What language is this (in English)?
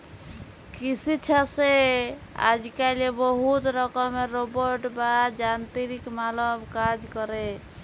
Bangla